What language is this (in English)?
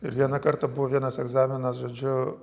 Lithuanian